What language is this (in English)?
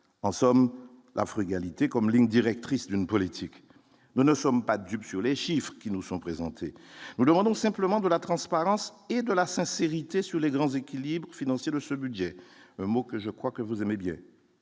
French